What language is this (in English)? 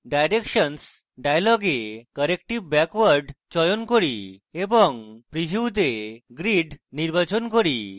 Bangla